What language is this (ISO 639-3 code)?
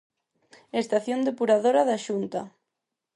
glg